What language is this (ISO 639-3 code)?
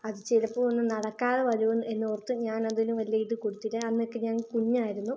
mal